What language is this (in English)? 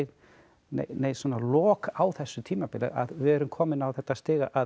Icelandic